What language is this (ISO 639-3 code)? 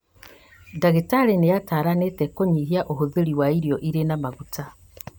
kik